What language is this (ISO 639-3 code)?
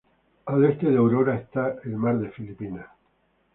spa